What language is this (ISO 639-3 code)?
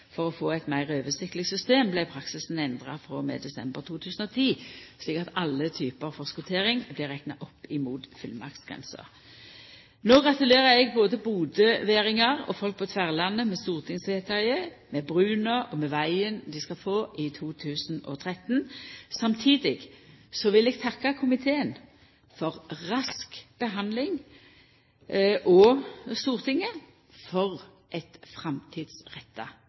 nno